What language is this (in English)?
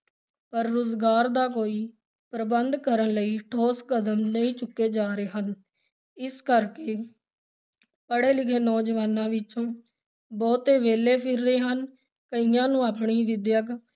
Punjabi